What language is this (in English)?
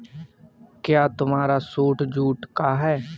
Hindi